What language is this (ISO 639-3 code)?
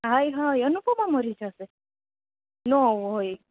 guj